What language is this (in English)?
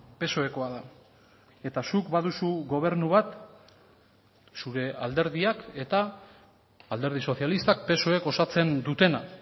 Basque